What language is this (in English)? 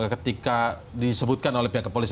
Indonesian